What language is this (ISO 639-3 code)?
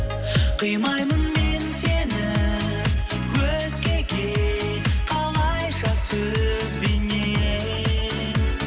kaz